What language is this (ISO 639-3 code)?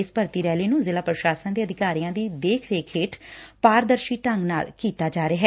pan